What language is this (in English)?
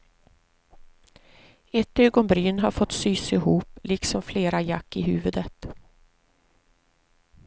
Swedish